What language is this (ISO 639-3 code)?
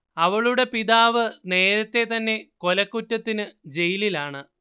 mal